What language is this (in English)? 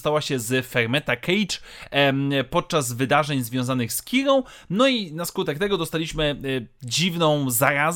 Polish